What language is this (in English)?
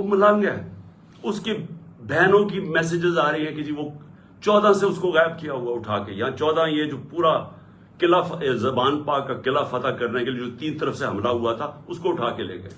Urdu